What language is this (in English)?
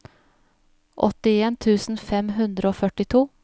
Norwegian